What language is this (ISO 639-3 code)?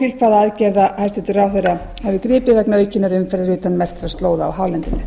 isl